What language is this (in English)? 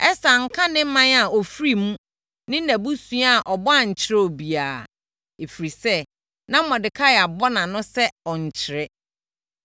Akan